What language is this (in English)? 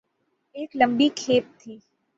Urdu